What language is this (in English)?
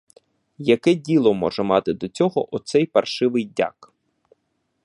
Ukrainian